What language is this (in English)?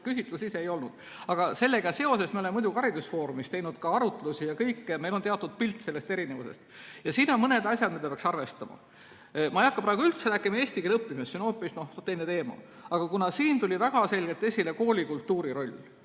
Estonian